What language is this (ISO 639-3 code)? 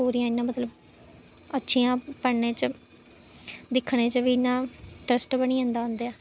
doi